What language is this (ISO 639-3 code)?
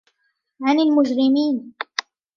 ara